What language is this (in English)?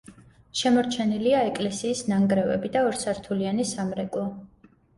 Georgian